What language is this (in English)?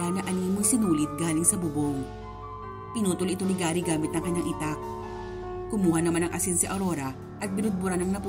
Filipino